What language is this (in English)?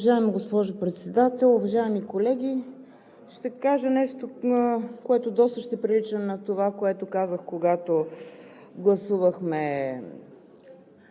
Bulgarian